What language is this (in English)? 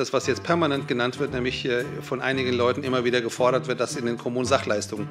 German